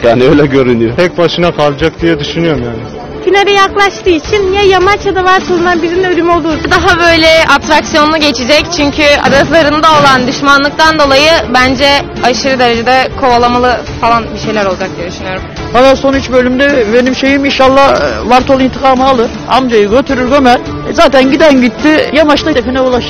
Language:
Turkish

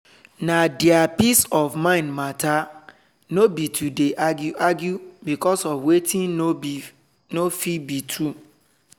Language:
Nigerian Pidgin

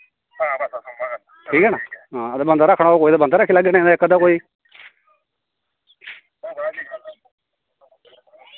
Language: Dogri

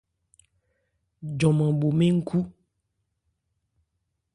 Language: Ebrié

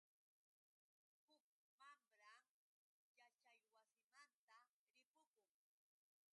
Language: Yauyos Quechua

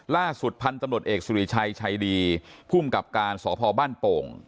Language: Thai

